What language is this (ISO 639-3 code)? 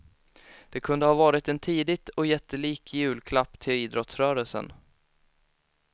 swe